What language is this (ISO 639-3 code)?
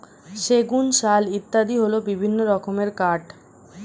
ben